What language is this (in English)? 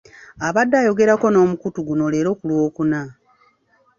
Ganda